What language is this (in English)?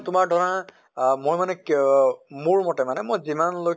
Assamese